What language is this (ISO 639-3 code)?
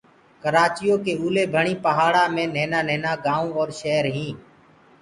ggg